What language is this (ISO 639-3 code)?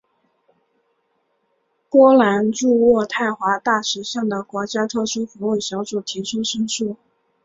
zho